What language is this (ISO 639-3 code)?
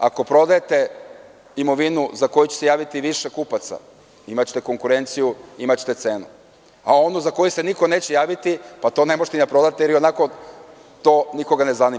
srp